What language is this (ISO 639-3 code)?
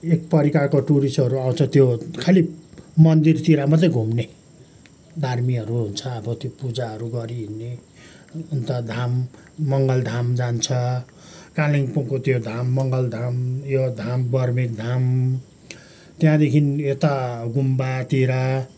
nep